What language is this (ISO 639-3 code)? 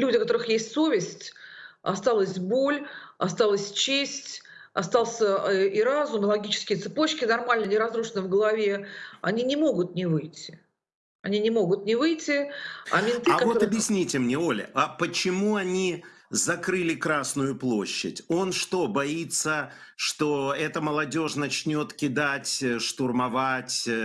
rus